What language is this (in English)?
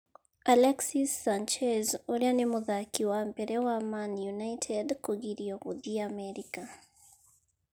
Kikuyu